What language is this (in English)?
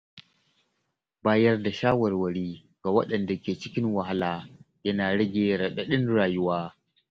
Hausa